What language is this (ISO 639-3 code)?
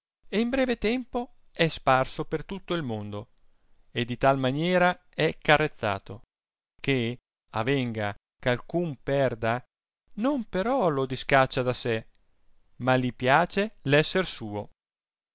ita